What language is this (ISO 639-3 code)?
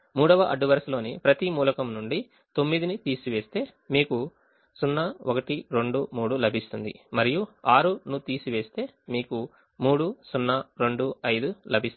tel